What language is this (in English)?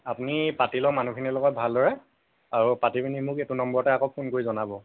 Assamese